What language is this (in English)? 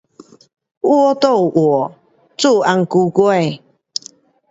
Pu-Xian Chinese